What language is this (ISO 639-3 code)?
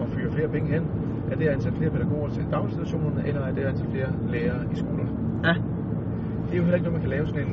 dan